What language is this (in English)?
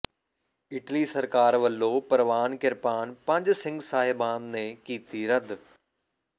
Punjabi